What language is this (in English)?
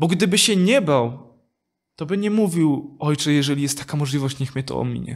Polish